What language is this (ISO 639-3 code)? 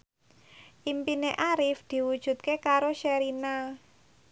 jav